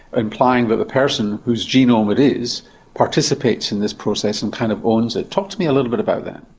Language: English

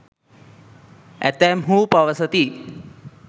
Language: Sinhala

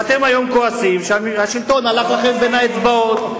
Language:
Hebrew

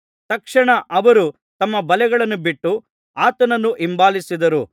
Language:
Kannada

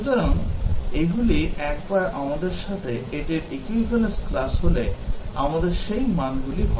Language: Bangla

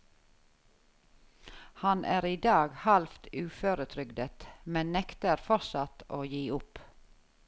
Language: Norwegian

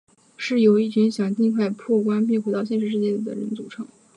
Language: Chinese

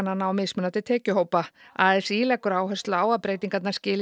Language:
Icelandic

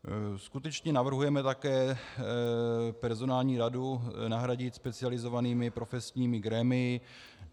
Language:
Czech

